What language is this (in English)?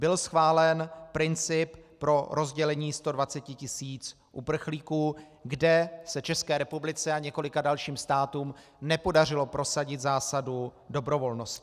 Czech